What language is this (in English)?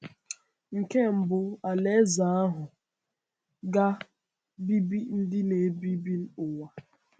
Igbo